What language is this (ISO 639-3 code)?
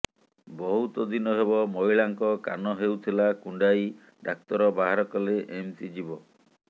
ori